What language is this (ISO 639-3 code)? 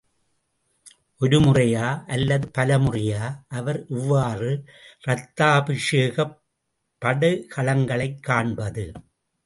tam